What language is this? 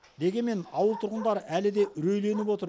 Kazakh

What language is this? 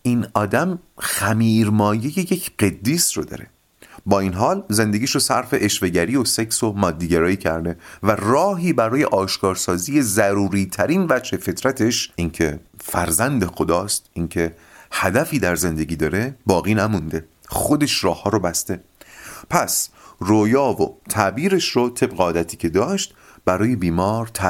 Persian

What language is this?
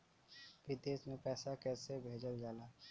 Bhojpuri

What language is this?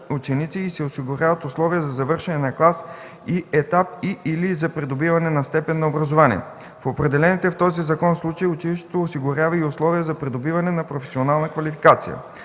Bulgarian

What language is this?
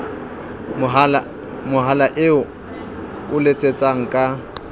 Southern Sotho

